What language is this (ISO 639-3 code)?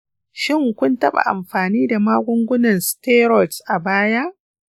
hau